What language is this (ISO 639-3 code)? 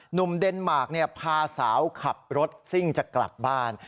tha